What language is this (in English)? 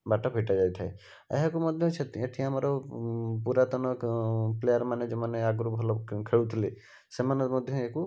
Odia